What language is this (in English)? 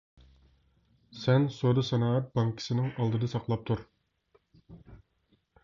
Uyghur